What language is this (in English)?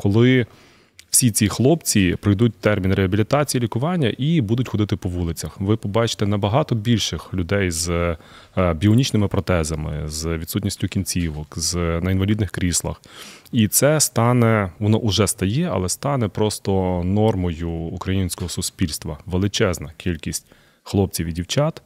Ukrainian